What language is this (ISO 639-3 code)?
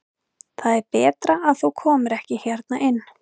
isl